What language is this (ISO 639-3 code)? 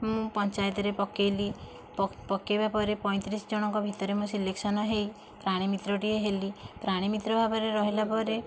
ori